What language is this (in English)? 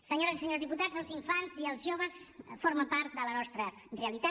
Catalan